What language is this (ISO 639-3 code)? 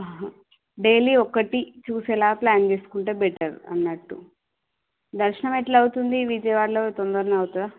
tel